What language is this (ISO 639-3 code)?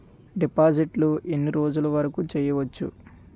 tel